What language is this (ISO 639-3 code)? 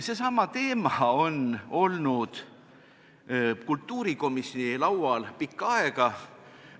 est